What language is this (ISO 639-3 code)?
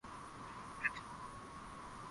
swa